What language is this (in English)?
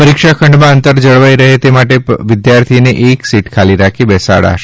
Gujarati